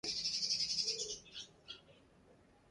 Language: Sindhi Bhil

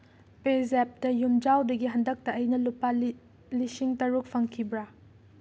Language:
Manipuri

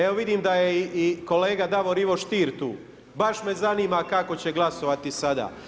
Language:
Croatian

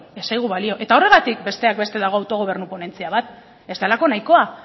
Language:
Basque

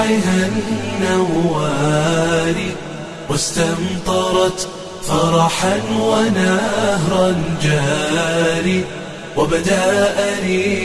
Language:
Arabic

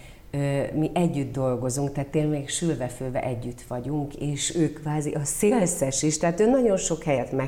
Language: Hungarian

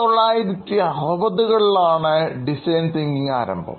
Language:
Malayalam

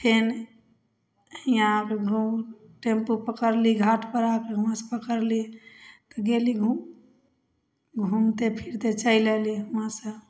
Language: Maithili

